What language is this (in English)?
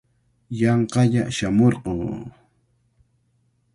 Cajatambo North Lima Quechua